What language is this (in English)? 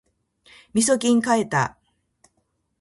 Japanese